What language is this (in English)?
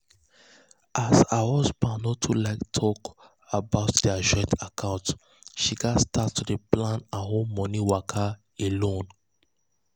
Nigerian Pidgin